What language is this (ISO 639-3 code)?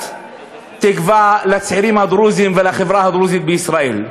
heb